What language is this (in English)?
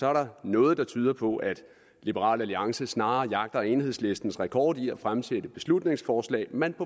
Danish